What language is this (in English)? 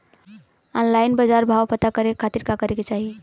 Bhojpuri